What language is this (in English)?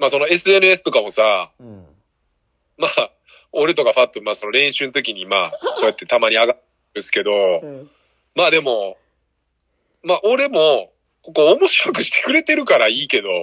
Japanese